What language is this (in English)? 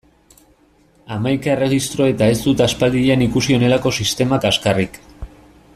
Basque